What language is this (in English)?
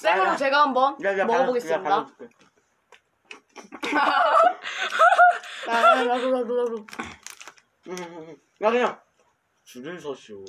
Korean